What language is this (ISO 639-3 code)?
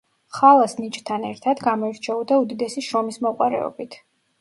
kat